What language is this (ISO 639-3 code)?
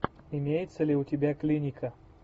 rus